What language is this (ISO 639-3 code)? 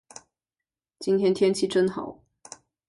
zho